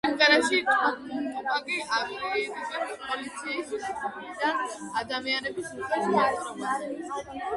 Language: Georgian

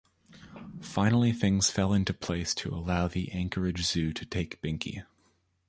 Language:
English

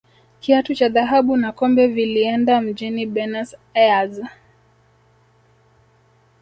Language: Swahili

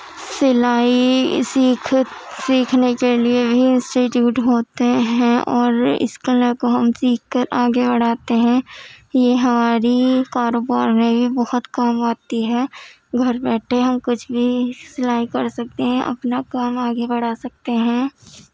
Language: Urdu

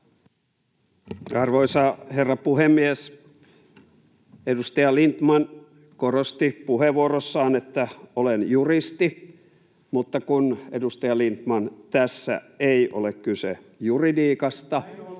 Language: Finnish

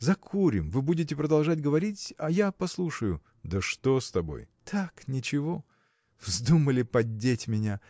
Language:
Russian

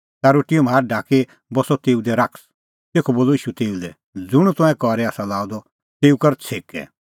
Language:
Kullu Pahari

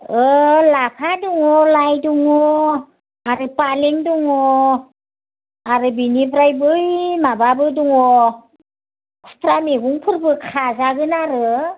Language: Bodo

